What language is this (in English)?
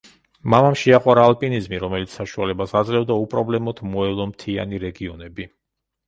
Georgian